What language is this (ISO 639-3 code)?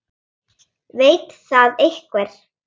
isl